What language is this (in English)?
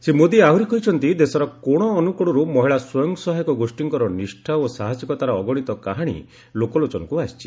Odia